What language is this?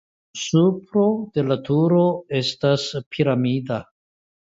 Esperanto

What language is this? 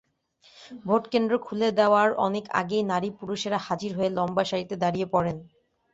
Bangla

